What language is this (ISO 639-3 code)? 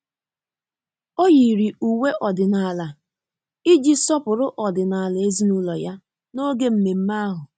ibo